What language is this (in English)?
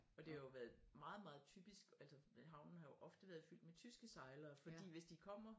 Danish